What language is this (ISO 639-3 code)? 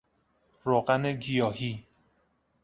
fas